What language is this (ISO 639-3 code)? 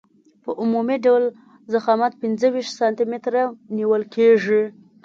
pus